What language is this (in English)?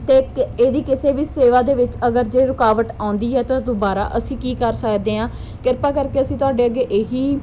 Punjabi